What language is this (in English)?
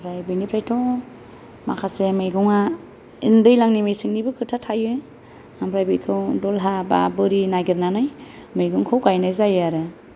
Bodo